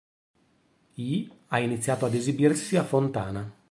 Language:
Italian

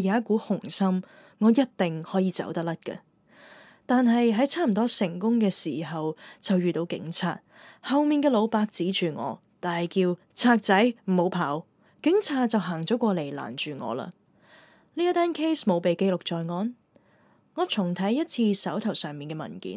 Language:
Chinese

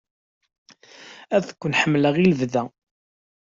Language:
Kabyle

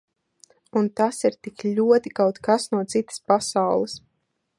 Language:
Latvian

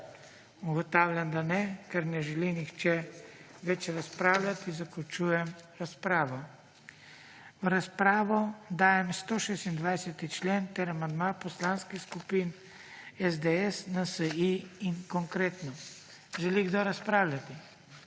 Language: Slovenian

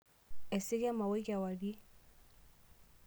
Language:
Masai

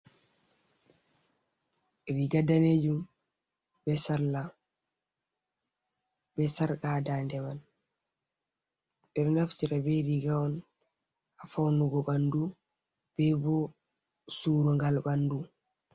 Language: Fula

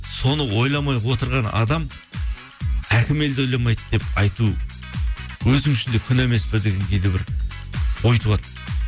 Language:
Kazakh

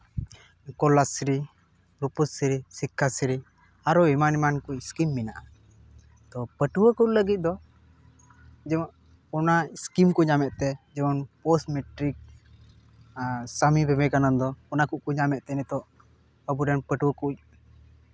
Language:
Santali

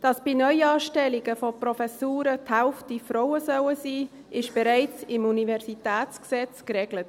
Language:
Swiss German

